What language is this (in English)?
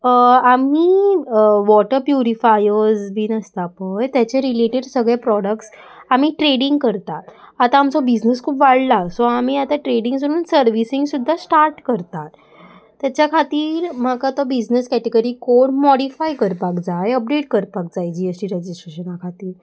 Konkani